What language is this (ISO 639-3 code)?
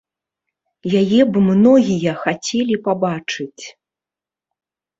bel